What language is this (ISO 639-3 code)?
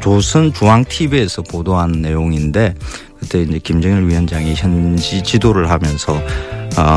kor